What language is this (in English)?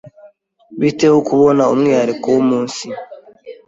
Kinyarwanda